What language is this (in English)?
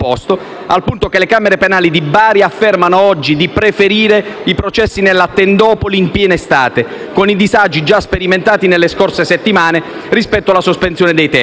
Italian